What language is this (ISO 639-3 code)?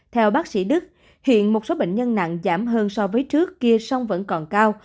vie